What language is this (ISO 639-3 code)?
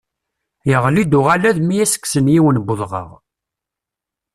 kab